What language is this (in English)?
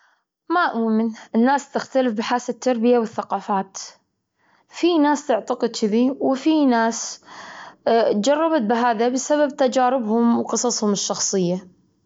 Gulf Arabic